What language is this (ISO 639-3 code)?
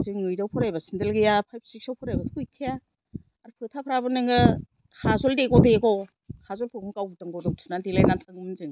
brx